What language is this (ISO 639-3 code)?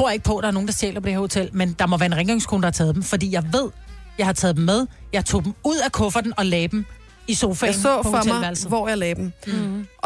dan